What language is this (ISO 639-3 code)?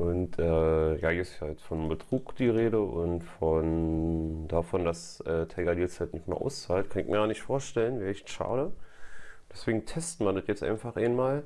deu